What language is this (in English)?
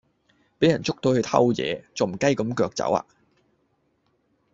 Cantonese